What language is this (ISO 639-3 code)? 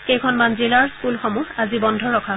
asm